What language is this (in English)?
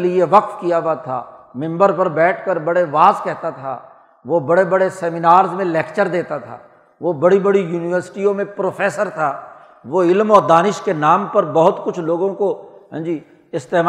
Urdu